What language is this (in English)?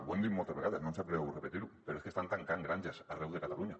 Catalan